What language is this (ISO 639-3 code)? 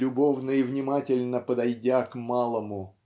rus